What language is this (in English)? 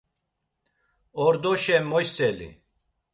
Laz